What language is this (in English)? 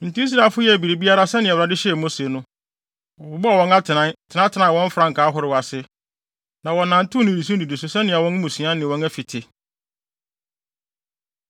Akan